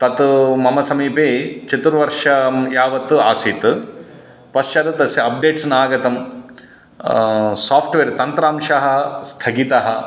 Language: Sanskrit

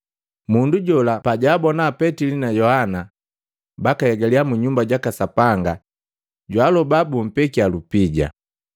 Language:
Matengo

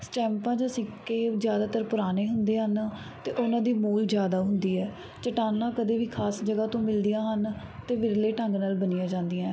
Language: Punjabi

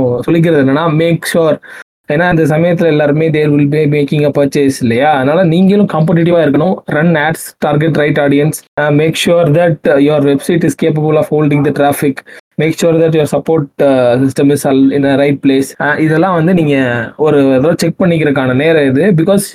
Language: Tamil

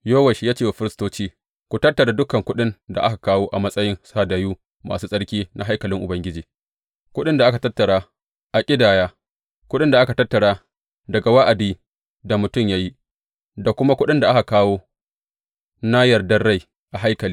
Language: Hausa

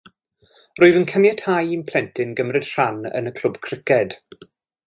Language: Welsh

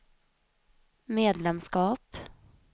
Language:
Swedish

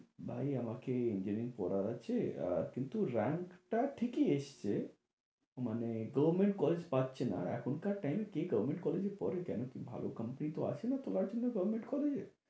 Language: Bangla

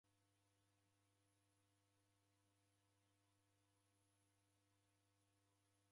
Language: Taita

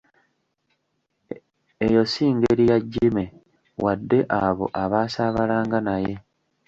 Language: Ganda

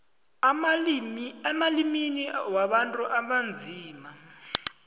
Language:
South Ndebele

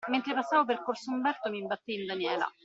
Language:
Italian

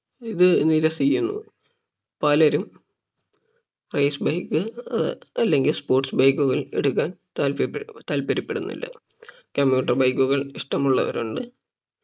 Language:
Malayalam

